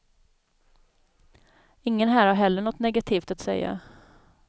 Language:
Swedish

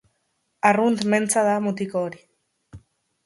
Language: Basque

